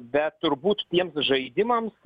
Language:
Lithuanian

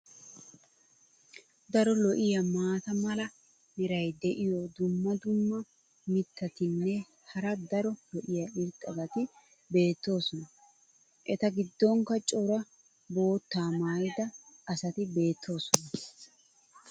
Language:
Wolaytta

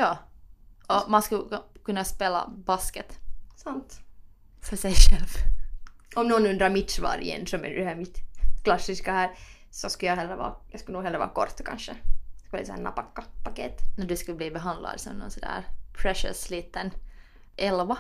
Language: Swedish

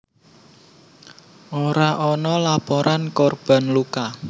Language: Javanese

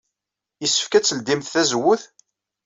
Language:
Kabyle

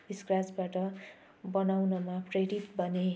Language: Nepali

